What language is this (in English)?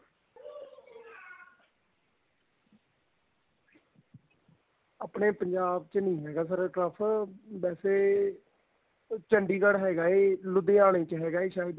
Punjabi